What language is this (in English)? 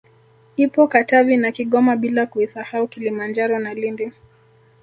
Swahili